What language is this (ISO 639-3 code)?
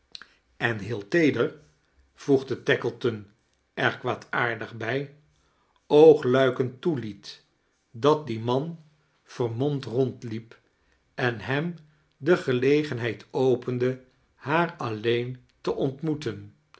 nld